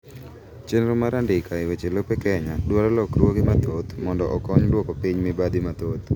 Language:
Luo (Kenya and Tanzania)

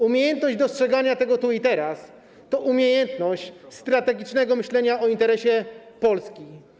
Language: Polish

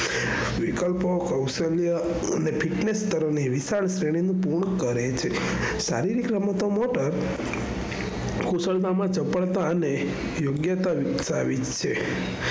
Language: Gujarati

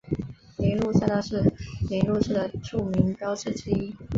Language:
Chinese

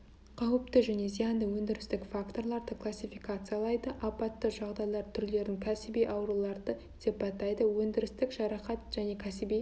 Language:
Kazakh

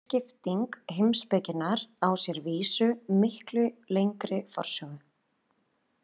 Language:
Icelandic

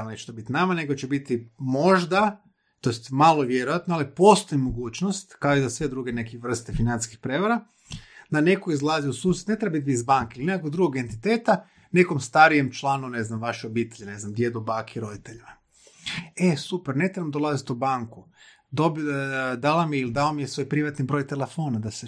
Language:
Croatian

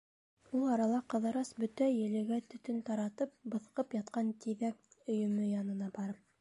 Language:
Bashkir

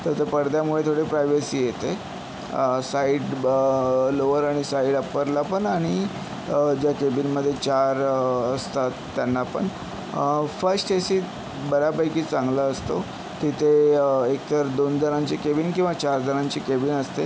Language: Marathi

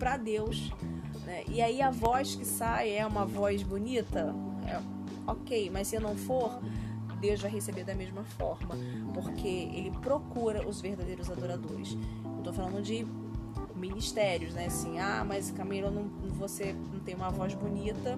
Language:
Portuguese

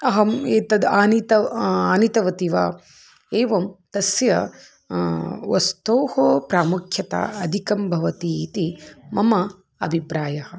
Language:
Sanskrit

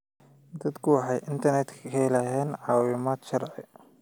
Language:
Somali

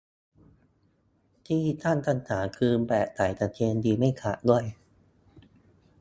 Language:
Thai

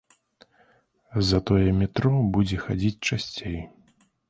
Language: Belarusian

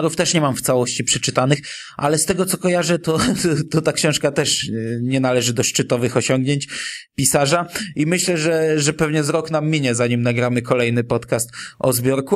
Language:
Polish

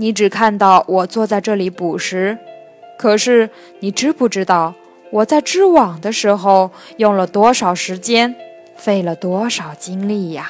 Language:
Chinese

